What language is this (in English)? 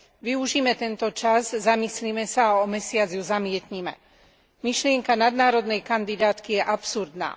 Slovak